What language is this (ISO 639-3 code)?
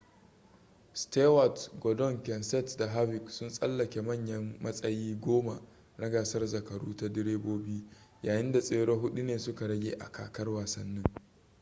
hau